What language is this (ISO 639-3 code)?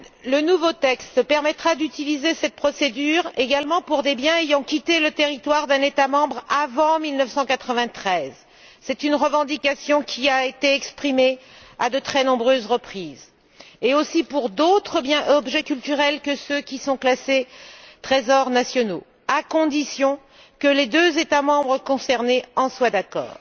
fra